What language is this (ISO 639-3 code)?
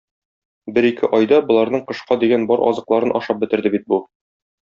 tat